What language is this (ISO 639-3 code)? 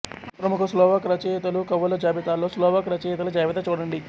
tel